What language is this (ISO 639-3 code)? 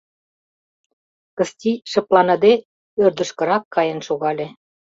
chm